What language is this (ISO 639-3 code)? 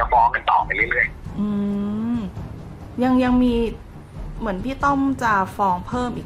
tha